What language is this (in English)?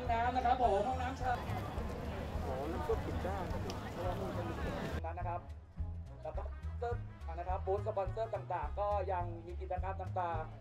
Thai